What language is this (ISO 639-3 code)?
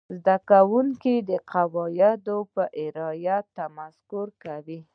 pus